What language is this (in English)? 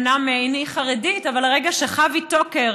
Hebrew